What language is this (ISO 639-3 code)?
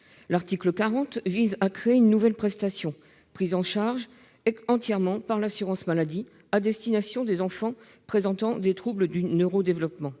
fra